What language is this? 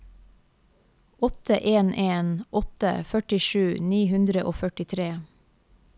Norwegian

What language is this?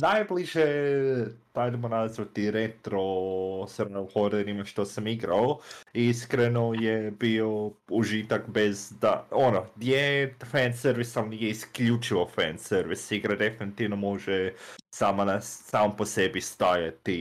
Croatian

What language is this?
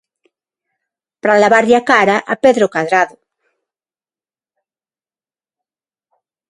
Galician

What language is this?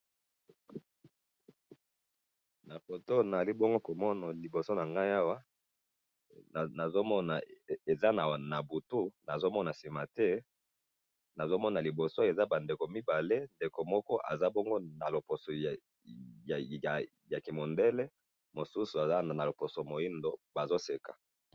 Lingala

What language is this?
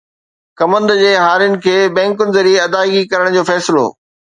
Sindhi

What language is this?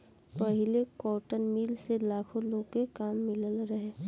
Bhojpuri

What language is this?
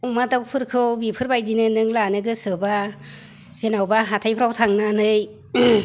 Bodo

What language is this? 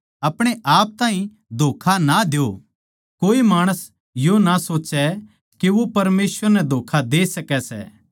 Haryanvi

